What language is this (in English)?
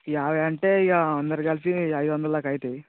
Telugu